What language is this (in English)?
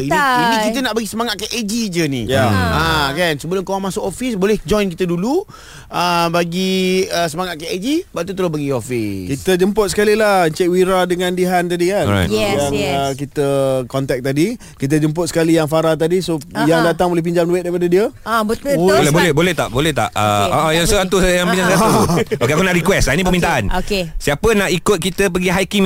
Malay